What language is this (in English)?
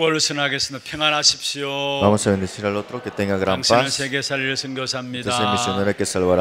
Korean